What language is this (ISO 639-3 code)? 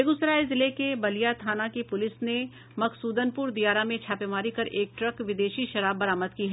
hin